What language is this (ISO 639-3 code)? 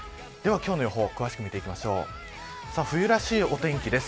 jpn